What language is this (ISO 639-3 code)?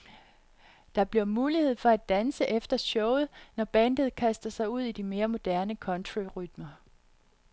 dan